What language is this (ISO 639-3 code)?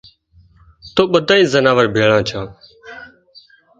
kxp